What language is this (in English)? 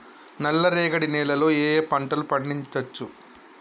Telugu